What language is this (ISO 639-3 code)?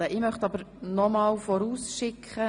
gsw